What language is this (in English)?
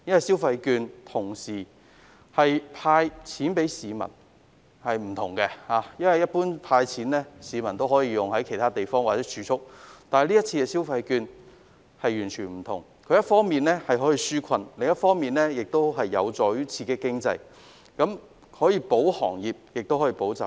Cantonese